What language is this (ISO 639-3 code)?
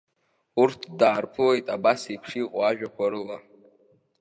abk